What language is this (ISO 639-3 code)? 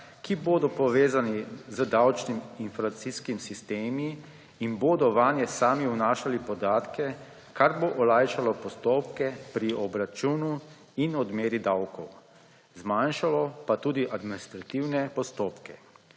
slv